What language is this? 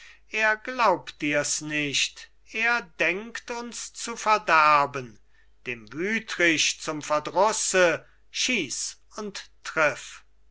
German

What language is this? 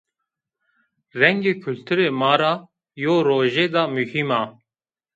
Zaza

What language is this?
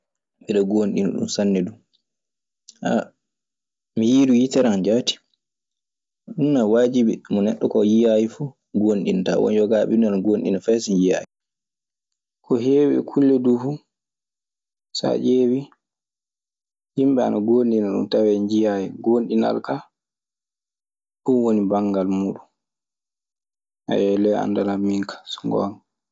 Maasina Fulfulde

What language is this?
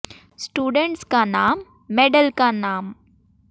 Hindi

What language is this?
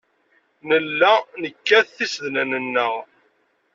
Kabyle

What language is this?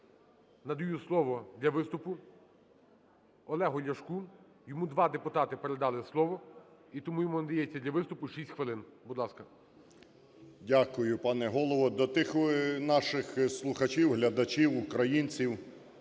Ukrainian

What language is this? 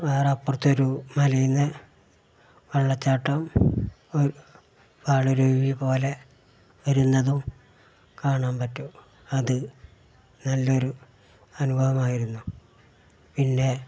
Malayalam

